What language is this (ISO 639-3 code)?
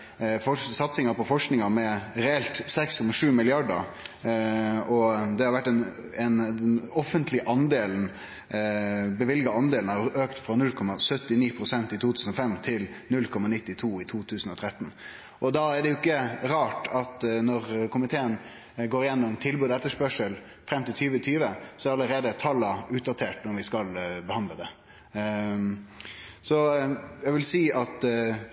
nno